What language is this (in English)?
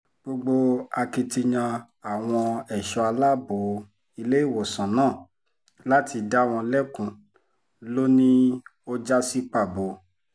Yoruba